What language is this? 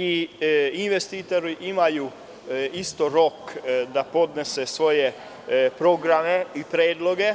Serbian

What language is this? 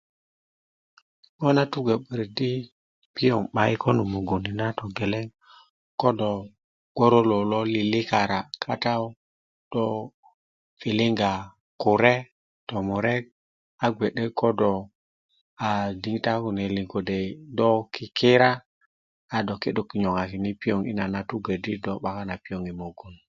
Kuku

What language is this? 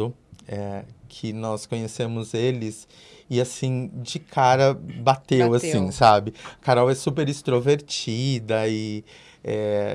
Portuguese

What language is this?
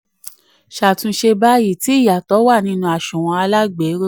Yoruba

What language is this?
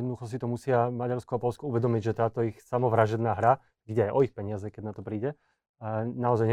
Slovak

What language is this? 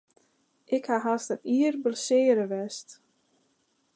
Western Frisian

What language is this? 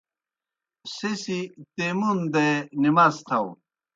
Kohistani Shina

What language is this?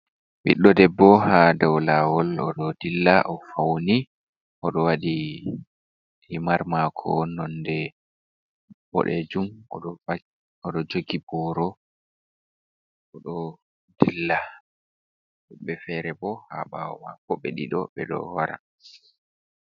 Fula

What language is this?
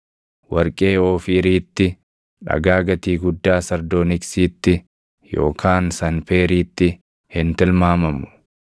Oromo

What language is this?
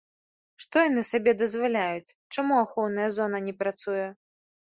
Belarusian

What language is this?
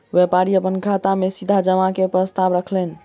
Maithili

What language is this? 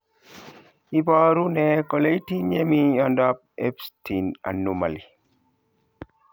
Kalenjin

